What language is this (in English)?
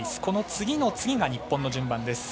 Japanese